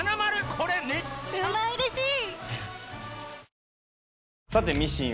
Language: Japanese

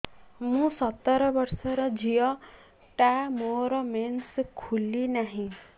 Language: Odia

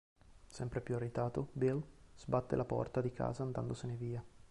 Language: Italian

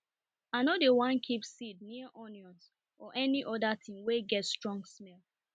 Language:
Nigerian Pidgin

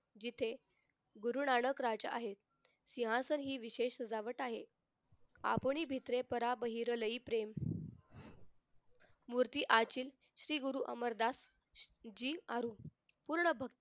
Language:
Marathi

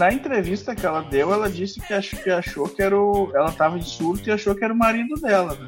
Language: Portuguese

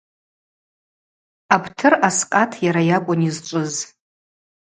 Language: Abaza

